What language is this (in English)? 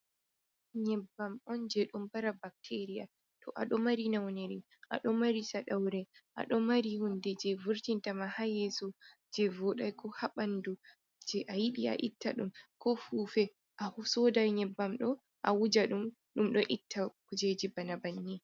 Fula